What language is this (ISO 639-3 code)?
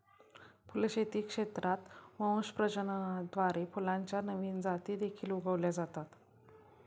mar